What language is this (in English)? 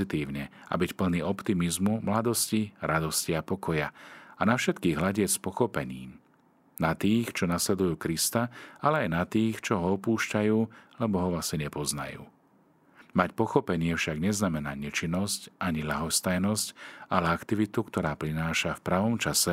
Slovak